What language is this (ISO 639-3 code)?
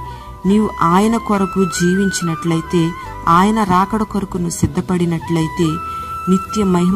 tel